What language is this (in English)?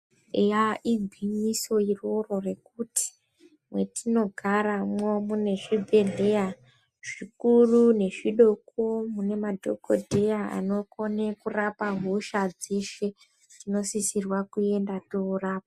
Ndau